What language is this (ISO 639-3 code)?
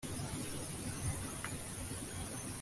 kin